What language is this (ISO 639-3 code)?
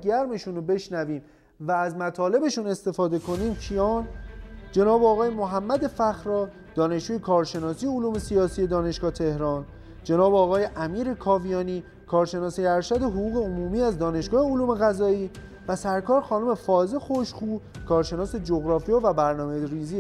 fas